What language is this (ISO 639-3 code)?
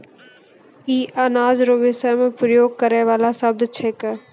mai